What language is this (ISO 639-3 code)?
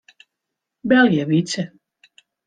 fry